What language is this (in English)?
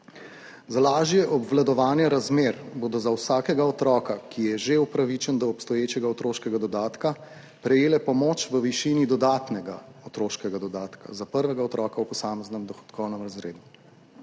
Slovenian